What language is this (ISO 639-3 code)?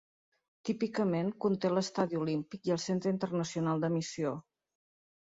cat